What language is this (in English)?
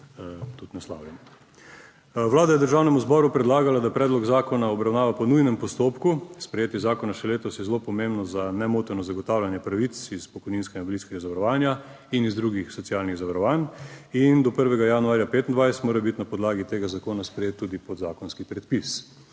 Slovenian